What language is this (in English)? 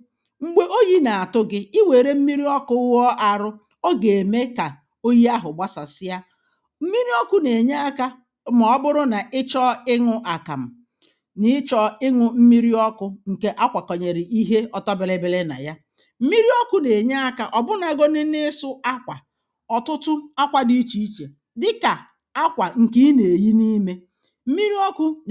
Igbo